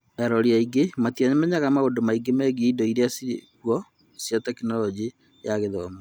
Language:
Kikuyu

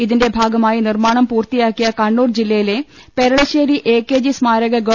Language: Malayalam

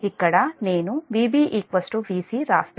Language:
Telugu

